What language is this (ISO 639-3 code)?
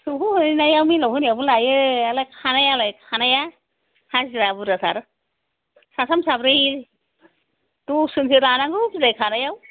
brx